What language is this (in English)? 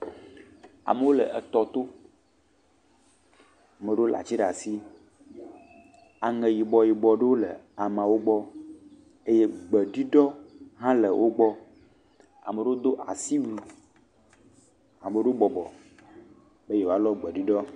Ewe